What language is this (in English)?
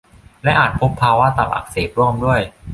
Thai